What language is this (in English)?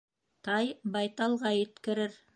Bashkir